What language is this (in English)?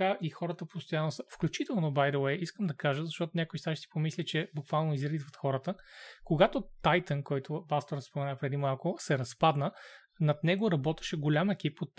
Bulgarian